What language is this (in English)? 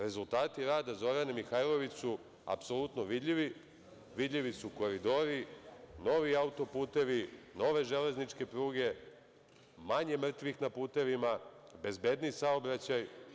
Serbian